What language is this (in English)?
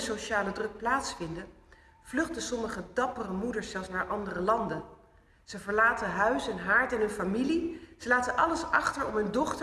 Dutch